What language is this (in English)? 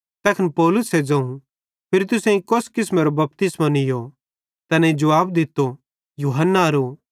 Bhadrawahi